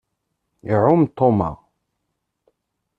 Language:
Kabyle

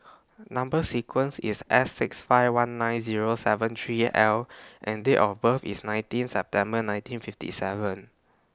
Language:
English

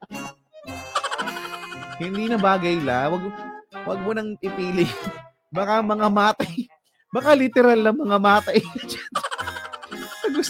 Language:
Filipino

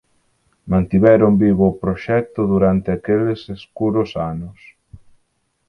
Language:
Galician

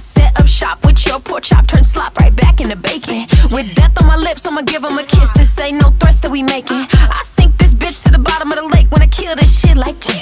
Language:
English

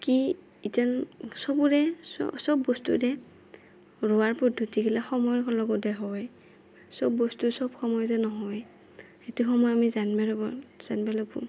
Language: Assamese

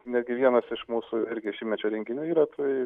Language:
Lithuanian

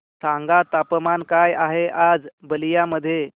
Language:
Marathi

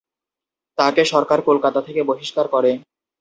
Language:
Bangla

